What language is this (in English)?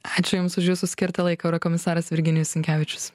Lithuanian